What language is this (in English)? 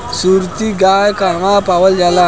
Bhojpuri